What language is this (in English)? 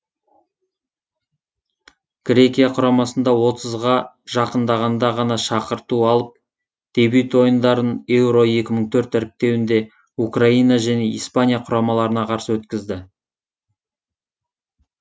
Kazakh